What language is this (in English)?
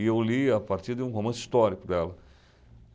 Portuguese